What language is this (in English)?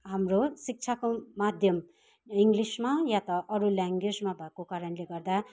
Nepali